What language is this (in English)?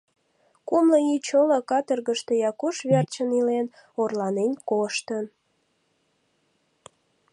Mari